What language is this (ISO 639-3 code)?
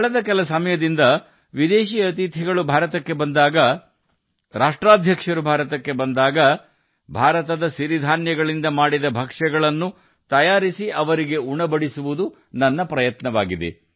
kan